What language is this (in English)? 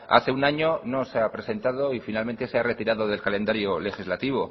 Spanish